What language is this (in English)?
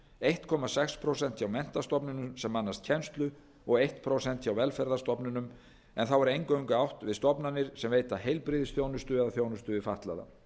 Icelandic